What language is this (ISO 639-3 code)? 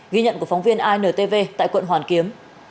vie